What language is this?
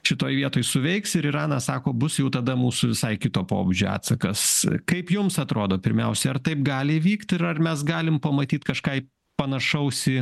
Lithuanian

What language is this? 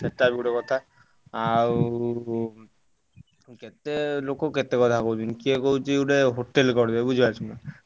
Odia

